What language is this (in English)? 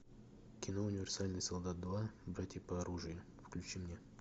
Russian